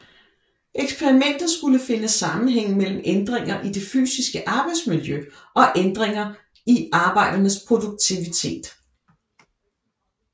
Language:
Danish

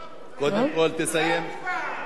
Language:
Hebrew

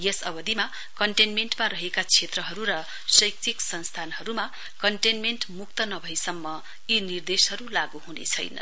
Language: Nepali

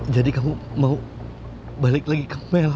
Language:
Indonesian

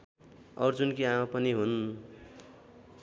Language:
Nepali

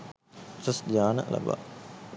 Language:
Sinhala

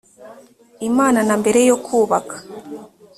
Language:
Kinyarwanda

